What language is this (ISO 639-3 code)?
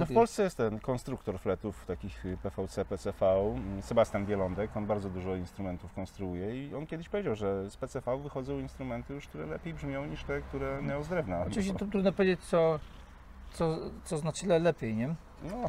pol